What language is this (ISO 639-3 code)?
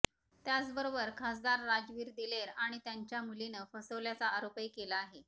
mar